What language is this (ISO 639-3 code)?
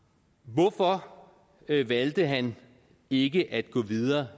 dan